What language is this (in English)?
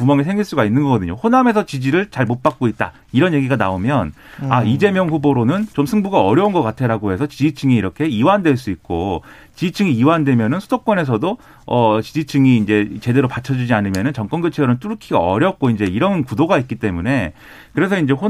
Korean